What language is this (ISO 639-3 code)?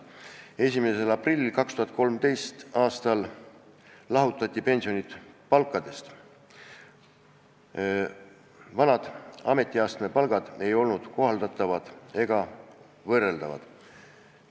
est